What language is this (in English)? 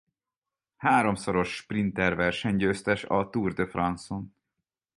Hungarian